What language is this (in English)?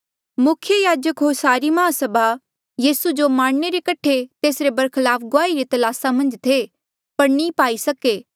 Mandeali